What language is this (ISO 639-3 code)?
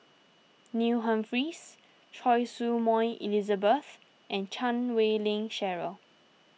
eng